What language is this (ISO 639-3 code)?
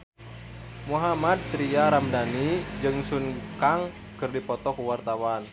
sun